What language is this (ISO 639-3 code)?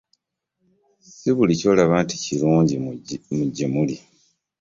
lug